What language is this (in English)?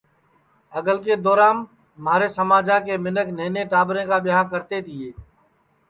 Sansi